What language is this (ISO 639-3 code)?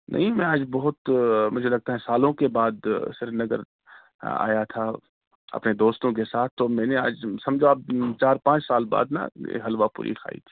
urd